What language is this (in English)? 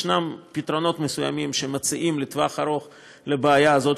Hebrew